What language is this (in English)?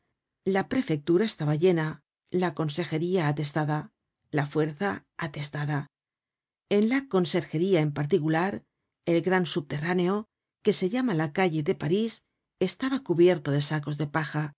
Spanish